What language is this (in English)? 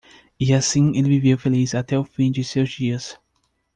Portuguese